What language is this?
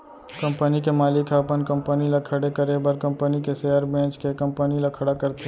Chhattisgarhi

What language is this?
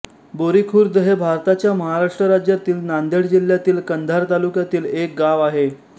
Marathi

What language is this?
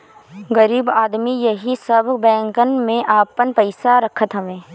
Bhojpuri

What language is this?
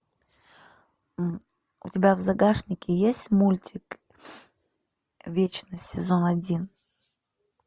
Russian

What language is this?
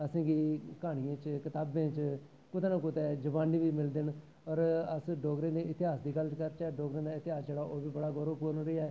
Dogri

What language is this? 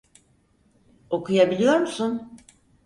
Turkish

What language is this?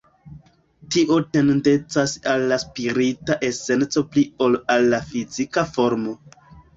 Esperanto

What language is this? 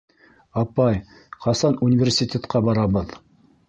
Bashkir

